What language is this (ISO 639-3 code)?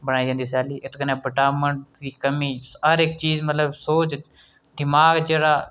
doi